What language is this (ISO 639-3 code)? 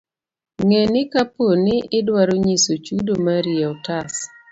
luo